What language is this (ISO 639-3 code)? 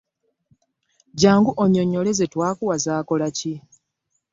lug